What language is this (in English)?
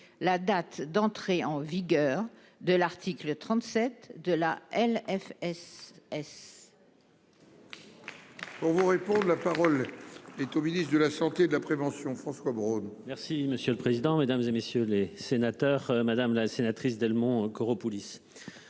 French